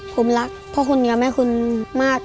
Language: Thai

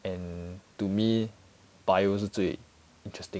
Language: English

